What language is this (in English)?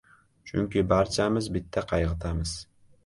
Uzbek